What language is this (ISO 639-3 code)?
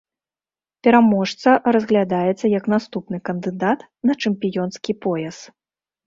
bel